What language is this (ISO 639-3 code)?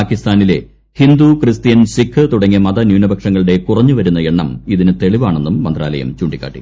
mal